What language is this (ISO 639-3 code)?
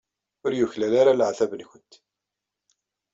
kab